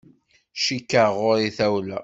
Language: Kabyle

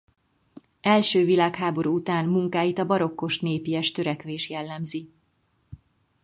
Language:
Hungarian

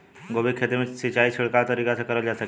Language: Bhojpuri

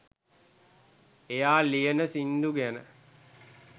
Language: Sinhala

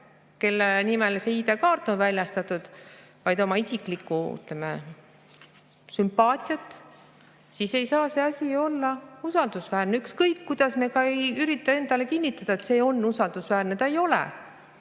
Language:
Estonian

